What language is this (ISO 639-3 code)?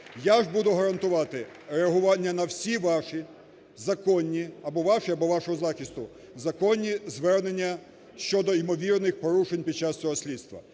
ukr